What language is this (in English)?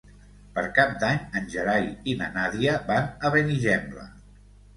Catalan